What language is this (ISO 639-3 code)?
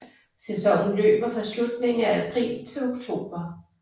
dan